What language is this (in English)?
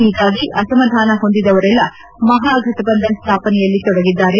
Kannada